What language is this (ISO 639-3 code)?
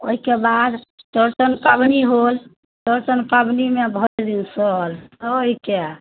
mai